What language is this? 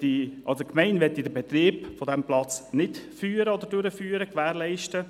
Swiss German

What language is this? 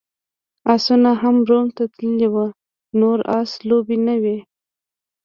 Pashto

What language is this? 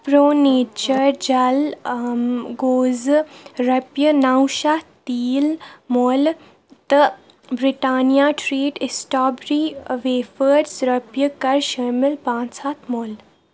Kashmiri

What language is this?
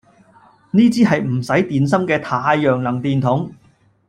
Cantonese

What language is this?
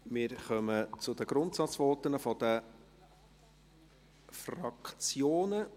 Swiss German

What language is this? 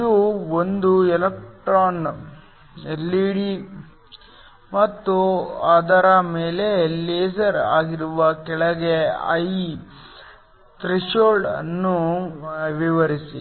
Kannada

